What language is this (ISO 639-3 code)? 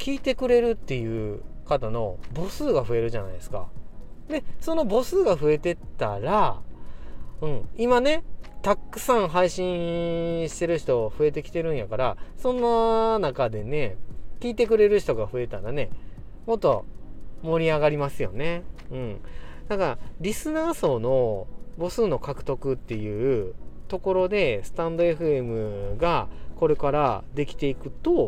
jpn